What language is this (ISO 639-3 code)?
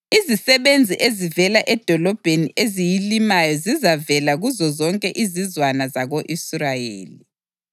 nde